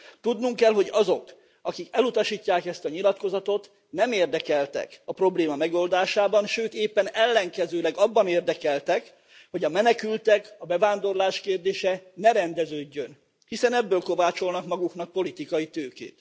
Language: Hungarian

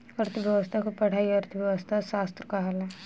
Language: Bhojpuri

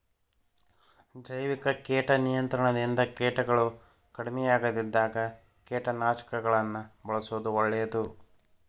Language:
Kannada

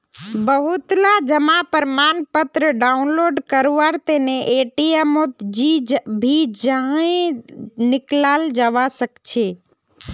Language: Magahi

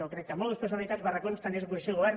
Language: Catalan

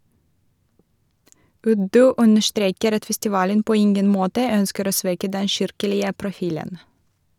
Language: Norwegian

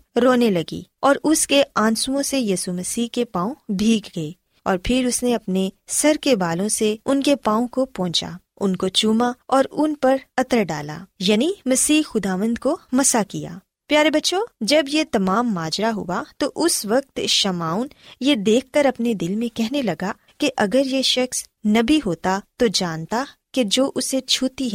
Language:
Urdu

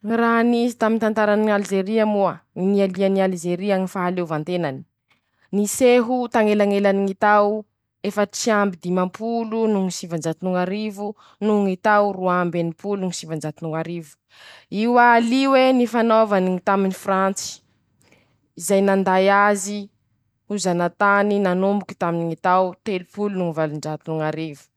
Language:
Masikoro Malagasy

